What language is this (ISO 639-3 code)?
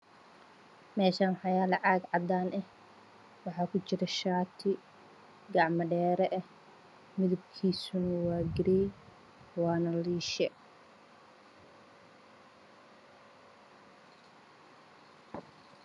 som